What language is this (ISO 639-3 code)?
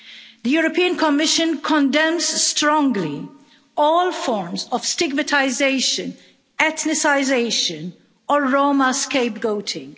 eng